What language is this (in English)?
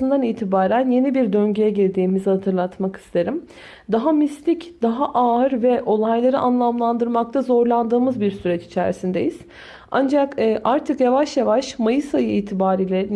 Turkish